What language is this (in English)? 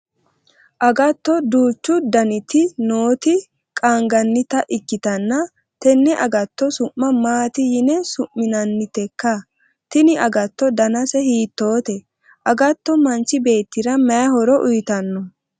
Sidamo